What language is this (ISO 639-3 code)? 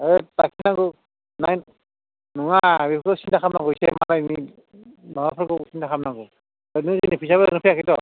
brx